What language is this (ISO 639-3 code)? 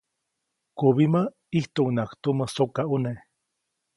zoc